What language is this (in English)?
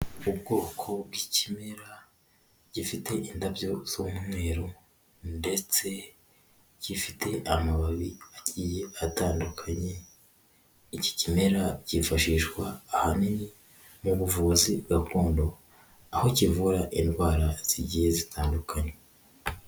Kinyarwanda